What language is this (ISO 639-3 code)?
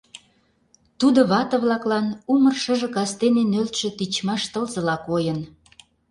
chm